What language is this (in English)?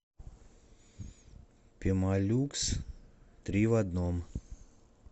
Russian